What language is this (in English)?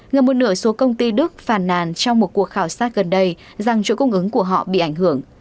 Vietnamese